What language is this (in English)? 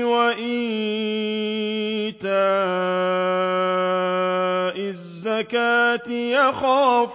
Arabic